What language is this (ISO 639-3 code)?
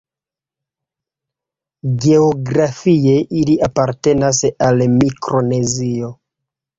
epo